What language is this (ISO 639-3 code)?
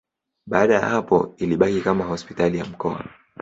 swa